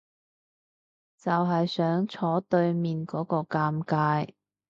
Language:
Cantonese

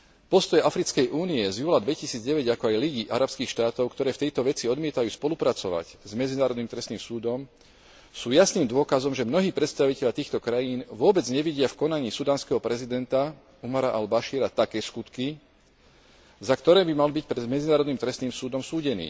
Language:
Slovak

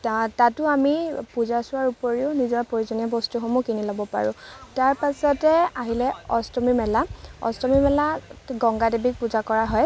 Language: Assamese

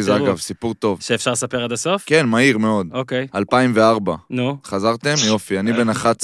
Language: Hebrew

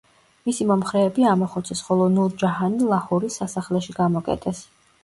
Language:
Georgian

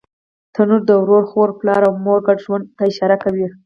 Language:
Pashto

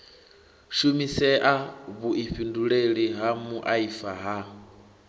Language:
Venda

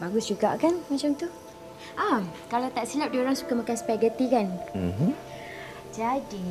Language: Malay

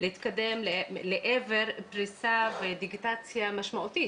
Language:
Hebrew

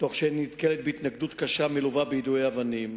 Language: Hebrew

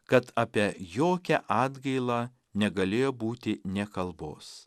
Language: Lithuanian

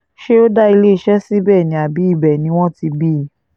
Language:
Yoruba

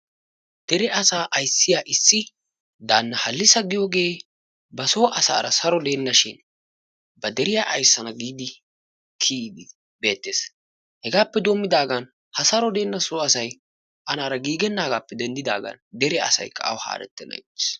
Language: Wolaytta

